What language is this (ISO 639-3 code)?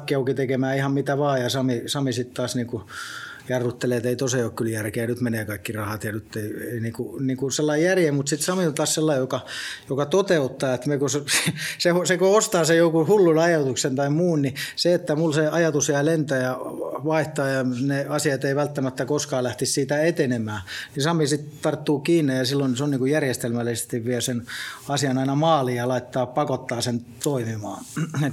fin